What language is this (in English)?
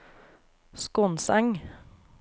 Norwegian